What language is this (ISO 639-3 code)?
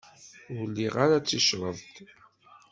kab